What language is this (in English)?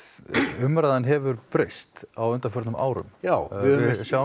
Icelandic